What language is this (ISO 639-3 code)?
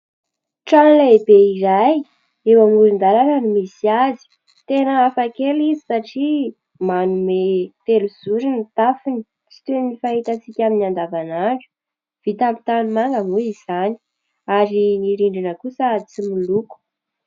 mlg